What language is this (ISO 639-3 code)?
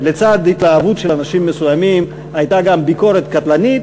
heb